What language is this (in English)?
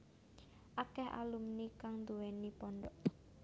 Javanese